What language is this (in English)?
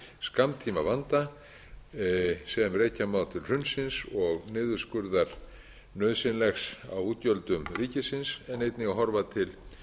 Icelandic